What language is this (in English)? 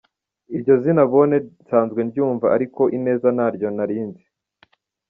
Kinyarwanda